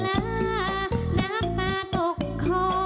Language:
Thai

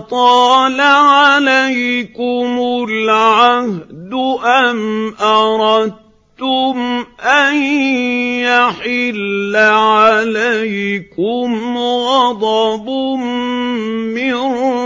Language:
Arabic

